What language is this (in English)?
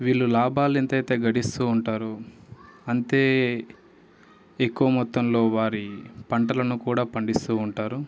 Telugu